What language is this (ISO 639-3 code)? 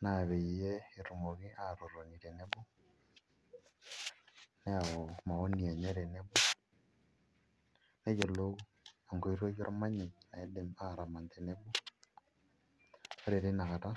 mas